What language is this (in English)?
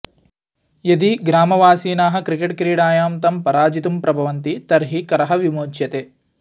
Sanskrit